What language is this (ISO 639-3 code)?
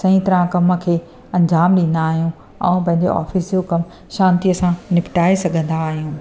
snd